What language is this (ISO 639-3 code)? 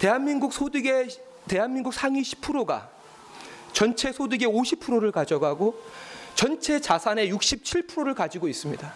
kor